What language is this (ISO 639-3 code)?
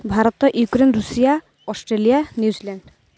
ori